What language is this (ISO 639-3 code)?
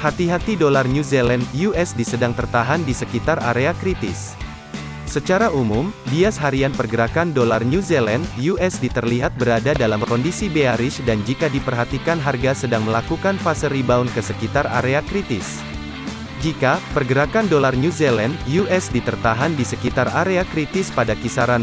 ind